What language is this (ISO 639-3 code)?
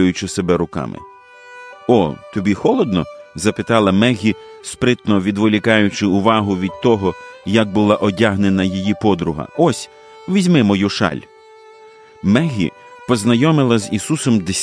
ukr